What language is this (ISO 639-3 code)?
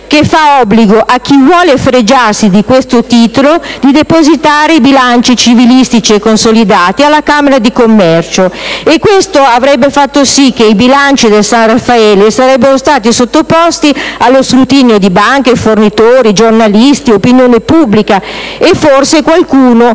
ita